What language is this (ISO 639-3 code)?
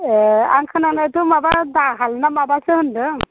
brx